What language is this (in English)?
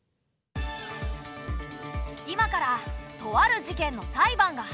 Japanese